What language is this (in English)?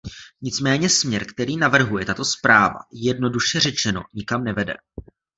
Czech